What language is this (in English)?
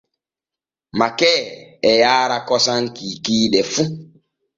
Borgu Fulfulde